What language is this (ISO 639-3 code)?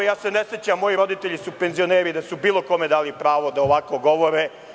srp